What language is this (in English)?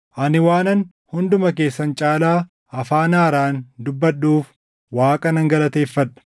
Oromo